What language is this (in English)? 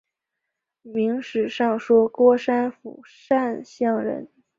Chinese